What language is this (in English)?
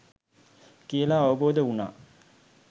Sinhala